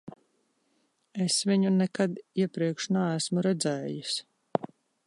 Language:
Latvian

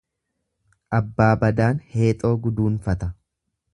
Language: Oromo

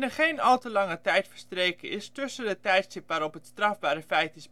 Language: Dutch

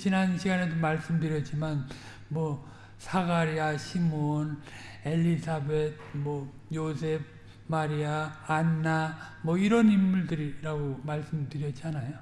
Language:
Korean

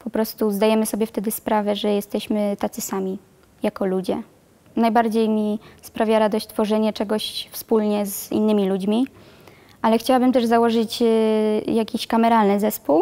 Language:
Polish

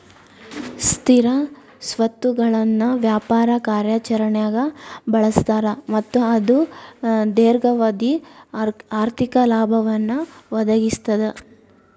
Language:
Kannada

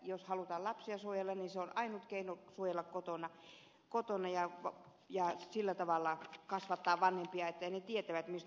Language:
Finnish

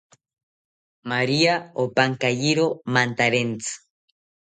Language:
South Ucayali Ashéninka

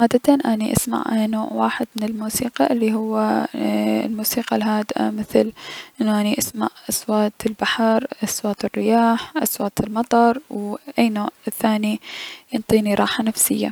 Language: Mesopotamian Arabic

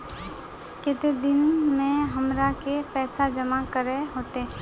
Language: Magahi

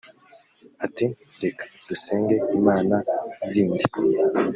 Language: Kinyarwanda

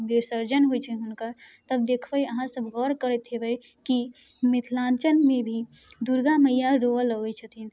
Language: Maithili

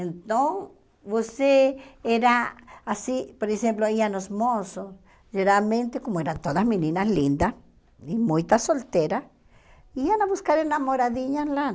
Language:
Portuguese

